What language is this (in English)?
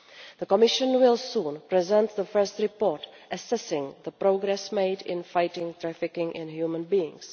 English